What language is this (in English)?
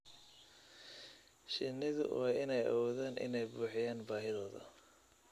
Somali